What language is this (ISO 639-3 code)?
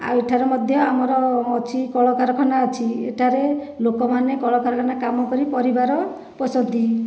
ori